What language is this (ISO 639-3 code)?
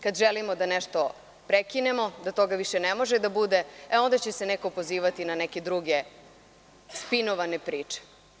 srp